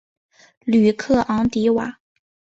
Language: Chinese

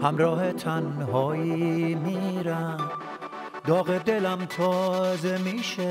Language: Persian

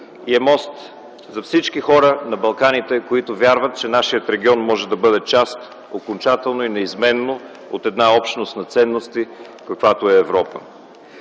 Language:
Bulgarian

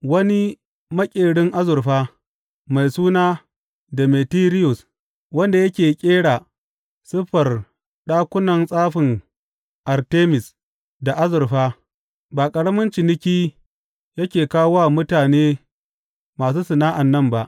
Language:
Hausa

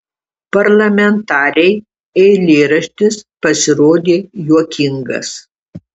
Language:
Lithuanian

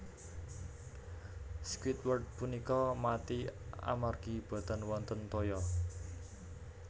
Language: Javanese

